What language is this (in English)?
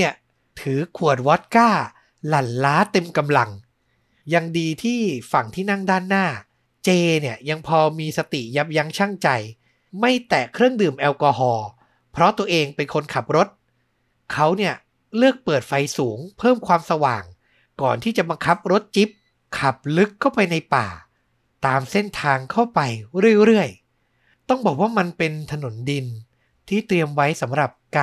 Thai